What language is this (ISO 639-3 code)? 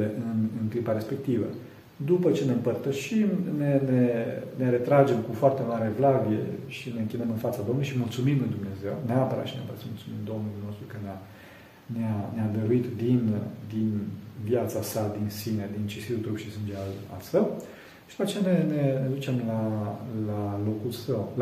ron